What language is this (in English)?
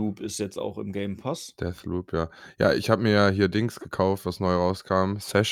German